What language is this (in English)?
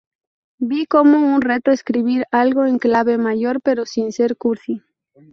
Spanish